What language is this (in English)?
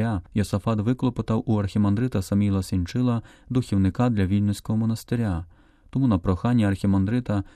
Ukrainian